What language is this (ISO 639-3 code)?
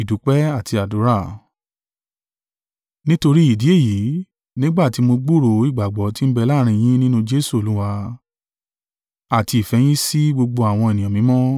yor